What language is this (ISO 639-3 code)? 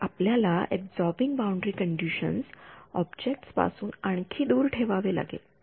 mar